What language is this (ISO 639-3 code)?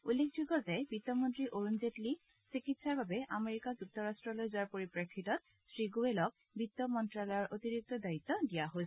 asm